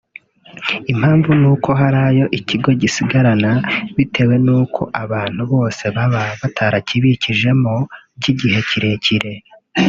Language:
Kinyarwanda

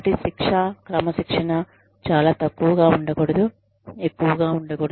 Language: Telugu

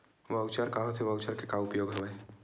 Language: Chhattisgarhi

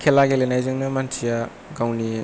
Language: Bodo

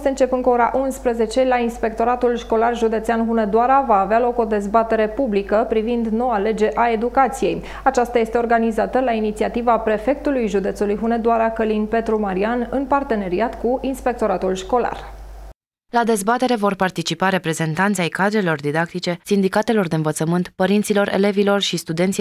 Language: Romanian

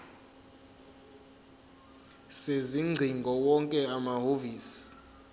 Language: Zulu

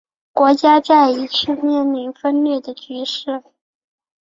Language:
Chinese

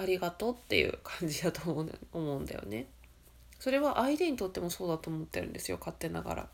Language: Japanese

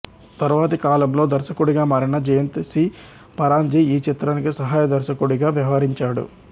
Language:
Telugu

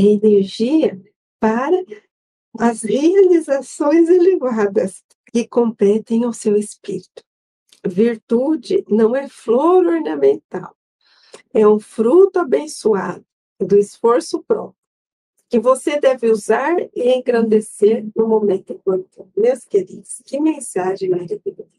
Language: Portuguese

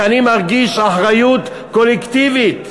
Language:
Hebrew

